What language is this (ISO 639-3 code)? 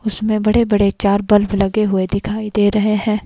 hin